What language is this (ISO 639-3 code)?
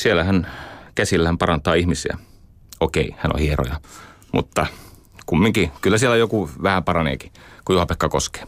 fin